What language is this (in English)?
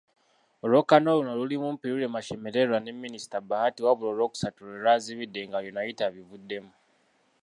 Ganda